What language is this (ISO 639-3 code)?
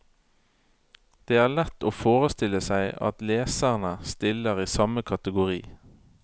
nor